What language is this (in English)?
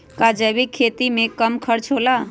Magahi